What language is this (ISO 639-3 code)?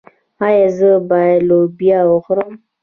pus